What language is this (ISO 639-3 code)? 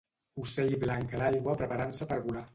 cat